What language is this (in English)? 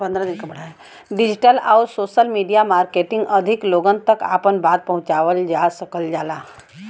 Bhojpuri